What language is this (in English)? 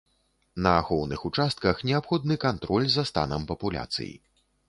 Belarusian